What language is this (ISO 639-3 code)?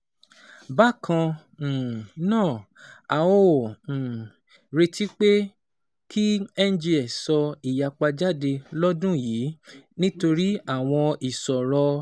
yor